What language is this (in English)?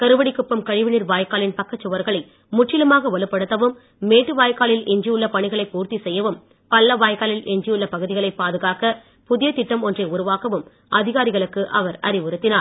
Tamil